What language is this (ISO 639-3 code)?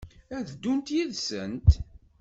kab